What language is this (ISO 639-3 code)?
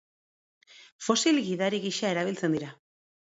eus